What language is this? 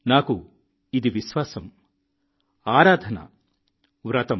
Telugu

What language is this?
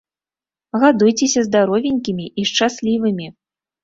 Belarusian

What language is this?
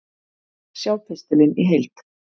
Icelandic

